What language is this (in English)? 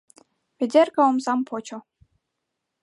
Mari